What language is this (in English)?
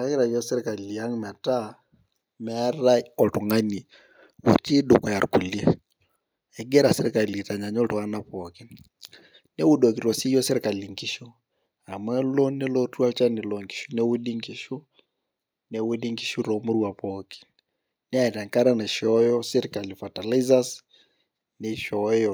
Masai